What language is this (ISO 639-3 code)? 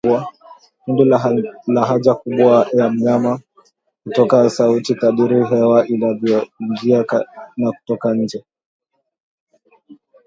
swa